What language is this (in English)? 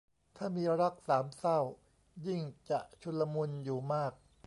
Thai